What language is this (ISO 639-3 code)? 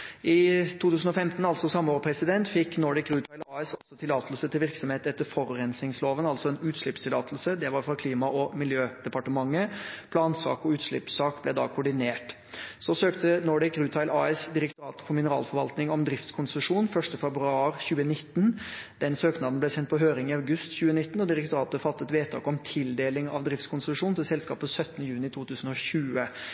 nob